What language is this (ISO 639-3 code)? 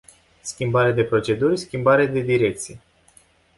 ron